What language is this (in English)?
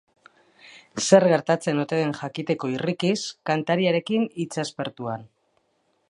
Basque